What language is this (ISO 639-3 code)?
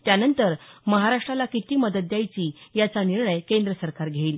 mar